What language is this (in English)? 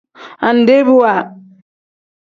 Tem